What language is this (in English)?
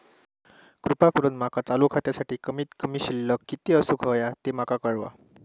Marathi